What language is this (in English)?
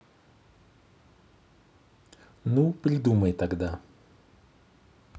Russian